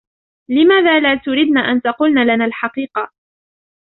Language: Arabic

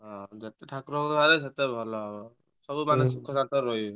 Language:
Odia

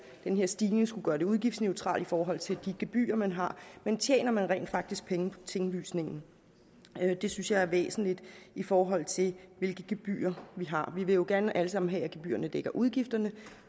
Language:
Danish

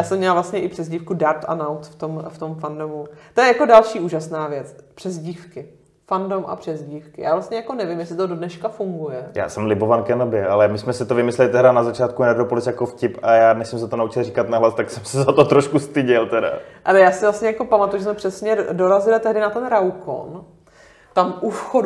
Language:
Czech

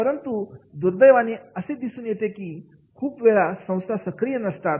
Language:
Marathi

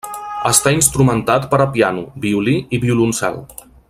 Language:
Catalan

